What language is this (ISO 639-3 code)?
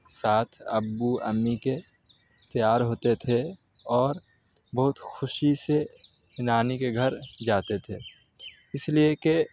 urd